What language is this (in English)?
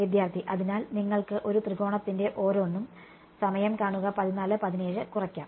Malayalam